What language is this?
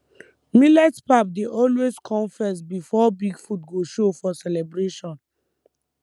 Nigerian Pidgin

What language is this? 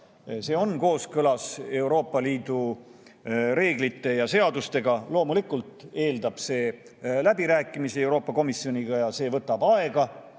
Estonian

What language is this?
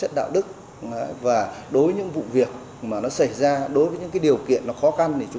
Vietnamese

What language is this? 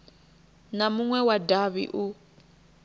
Venda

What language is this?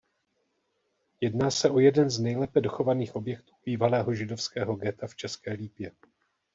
Czech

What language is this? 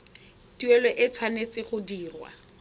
Tswana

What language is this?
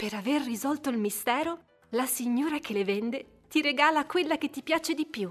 Italian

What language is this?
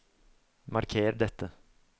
Norwegian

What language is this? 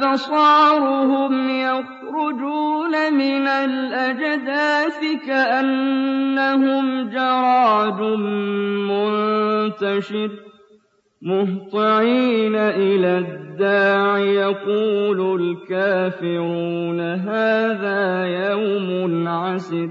Arabic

